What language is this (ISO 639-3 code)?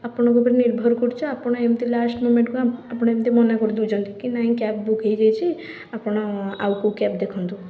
ori